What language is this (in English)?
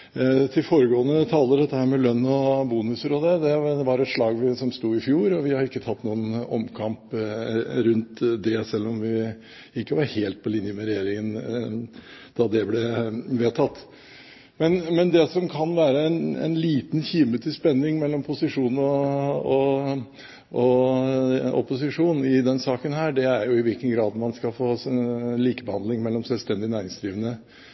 Norwegian Bokmål